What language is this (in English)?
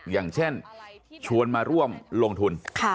Thai